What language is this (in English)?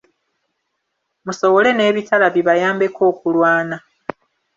Ganda